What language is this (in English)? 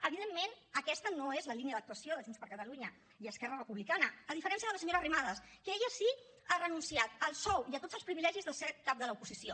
Catalan